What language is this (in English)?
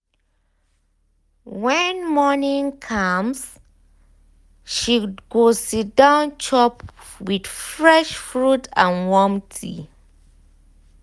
Nigerian Pidgin